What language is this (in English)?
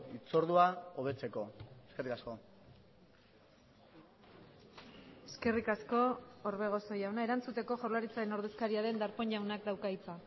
Basque